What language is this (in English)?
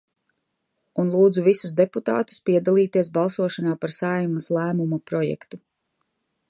Latvian